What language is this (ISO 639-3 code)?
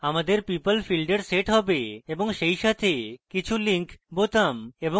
ben